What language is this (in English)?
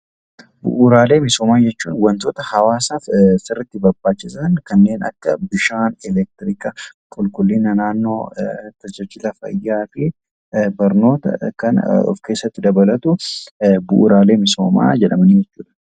Oromo